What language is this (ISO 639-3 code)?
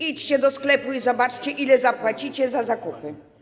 pol